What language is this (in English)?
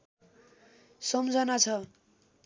Nepali